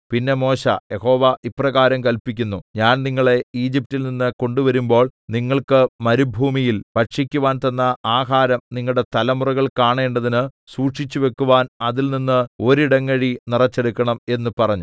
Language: Malayalam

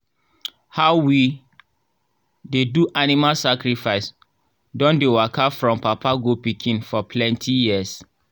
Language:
Nigerian Pidgin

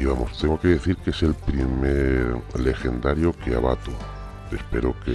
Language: Spanish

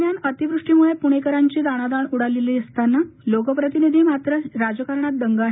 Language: Marathi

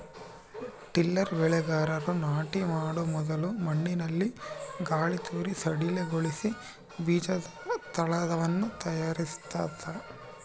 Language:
Kannada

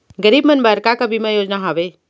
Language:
Chhattisgarhi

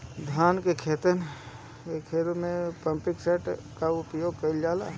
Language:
Bhojpuri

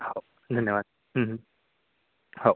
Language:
Marathi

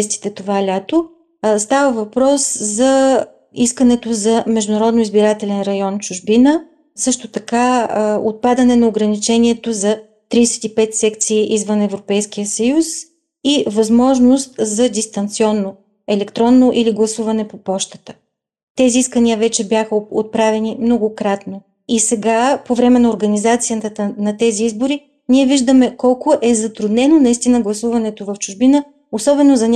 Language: Bulgarian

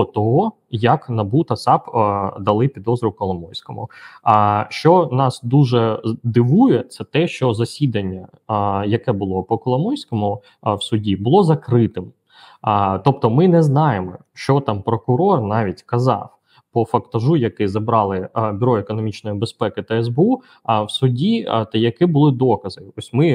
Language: Ukrainian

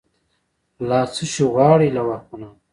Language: Pashto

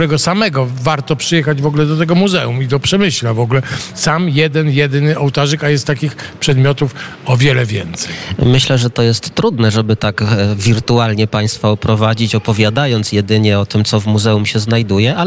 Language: Polish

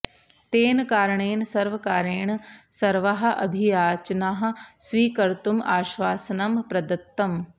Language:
Sanskrit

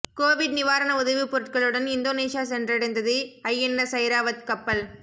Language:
Tamil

